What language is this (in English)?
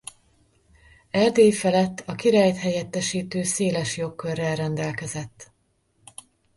Hungarian